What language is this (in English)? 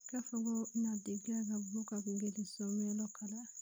Somali